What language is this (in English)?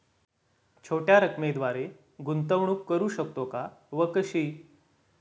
Marathi